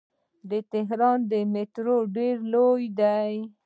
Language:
Pashto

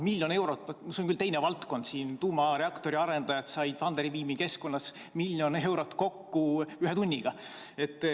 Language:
Estonian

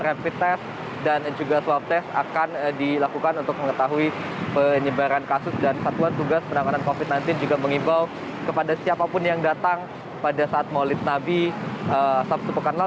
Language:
Indonesian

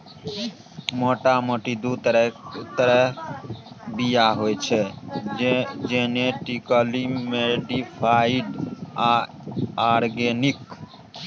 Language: Maithili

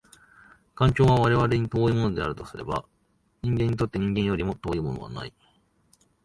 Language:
Japanese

